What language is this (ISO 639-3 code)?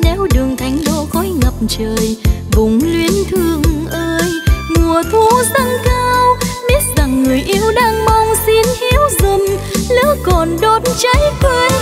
vie